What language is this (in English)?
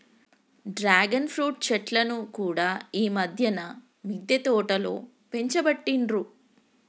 Telugu